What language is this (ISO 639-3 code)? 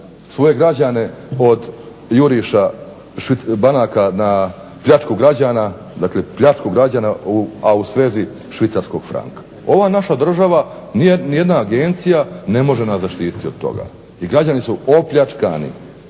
hrv